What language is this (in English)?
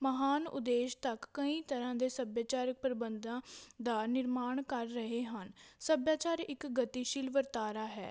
Punjabi